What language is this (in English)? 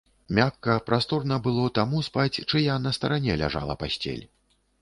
Belarusian